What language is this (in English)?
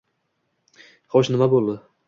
Uzbek